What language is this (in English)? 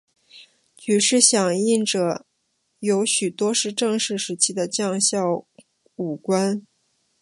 Chinese